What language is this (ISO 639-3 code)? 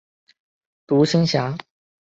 zho